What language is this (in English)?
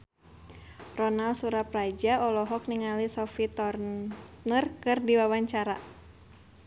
Sundanese